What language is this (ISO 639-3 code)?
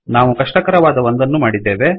kan